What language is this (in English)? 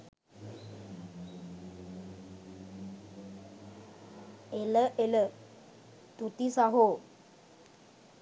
Sinhala